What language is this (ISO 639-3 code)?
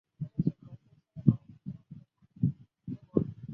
zho